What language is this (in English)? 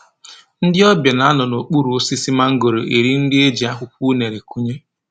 Igbo